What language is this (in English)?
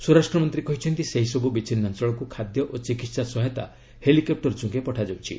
Odia